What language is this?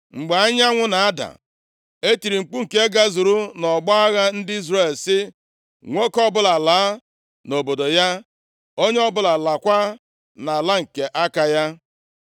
Igbo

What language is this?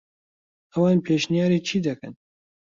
Central Kurdish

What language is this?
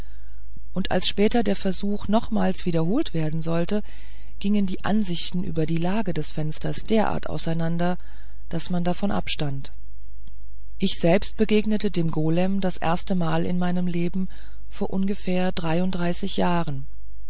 German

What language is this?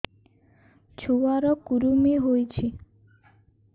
Odia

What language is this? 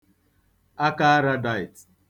Igbo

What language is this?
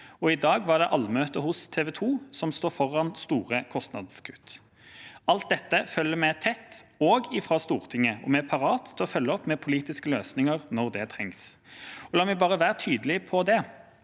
Norwegian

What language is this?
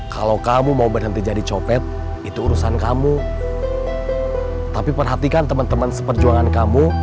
Indonesian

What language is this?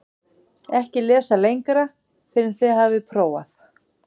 Icelandic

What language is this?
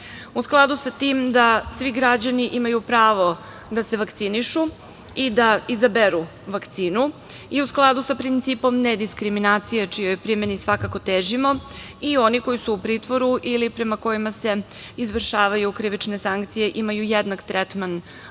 Serbian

